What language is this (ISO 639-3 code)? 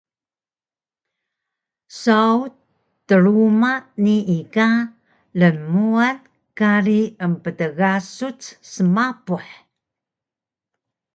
trv